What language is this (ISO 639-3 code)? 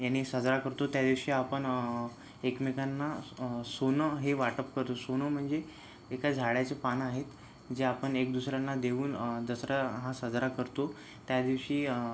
mar